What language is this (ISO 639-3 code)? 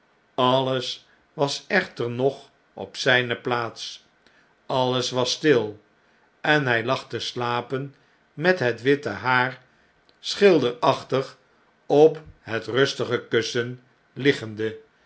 nld